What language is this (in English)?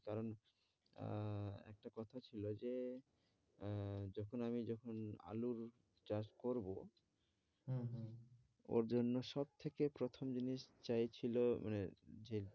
Bangla